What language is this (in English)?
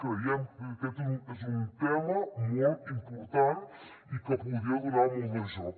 Catalan